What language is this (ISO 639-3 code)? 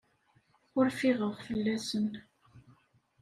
kab